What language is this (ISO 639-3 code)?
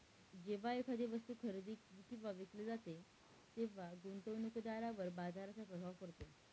mar